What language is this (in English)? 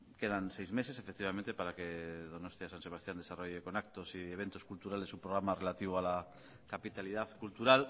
Spanish